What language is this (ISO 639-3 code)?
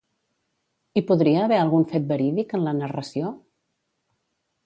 cat